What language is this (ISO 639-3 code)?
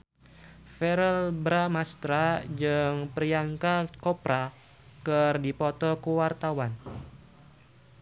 sun